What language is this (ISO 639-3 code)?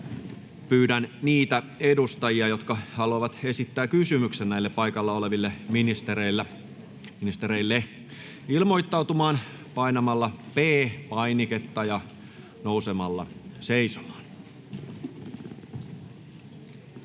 fin